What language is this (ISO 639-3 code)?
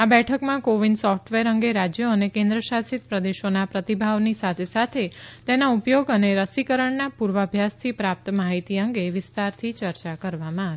guj